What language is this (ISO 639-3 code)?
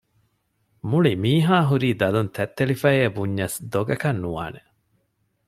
div